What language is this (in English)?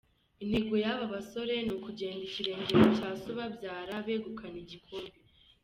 Kinyarwanda